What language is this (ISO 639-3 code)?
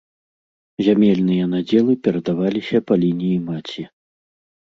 bel